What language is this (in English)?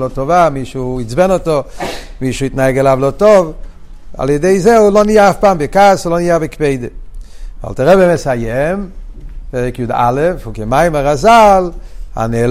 Hebrew